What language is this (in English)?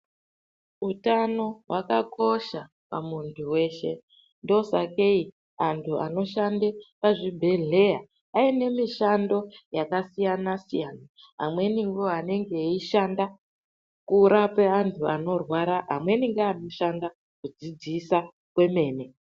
Ndau